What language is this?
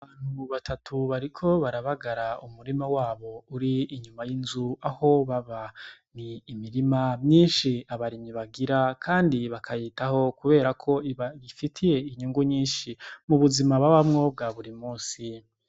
Rundi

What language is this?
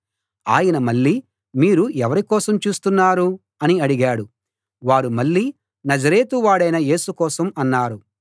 Telugu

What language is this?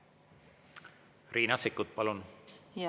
Estonian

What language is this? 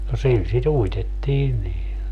Finnish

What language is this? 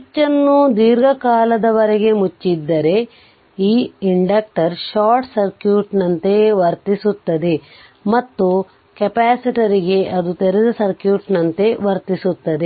Kannada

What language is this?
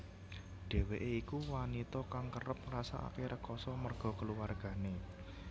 Javanese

